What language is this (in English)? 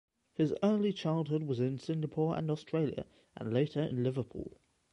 English